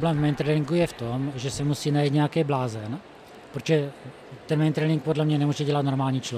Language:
Czech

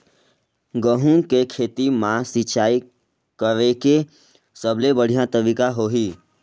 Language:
Chhattisgarhi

